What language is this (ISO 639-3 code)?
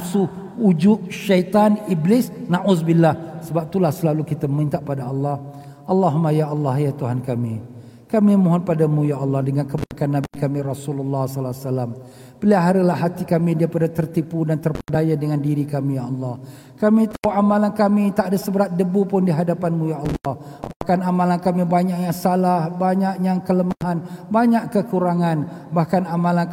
msa